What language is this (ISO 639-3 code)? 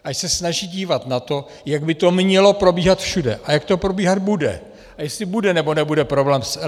ces